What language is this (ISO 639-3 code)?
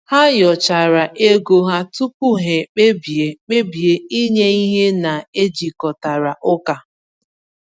ibo